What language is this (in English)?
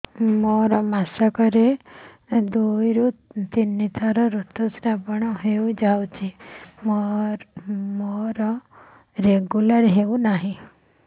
Odia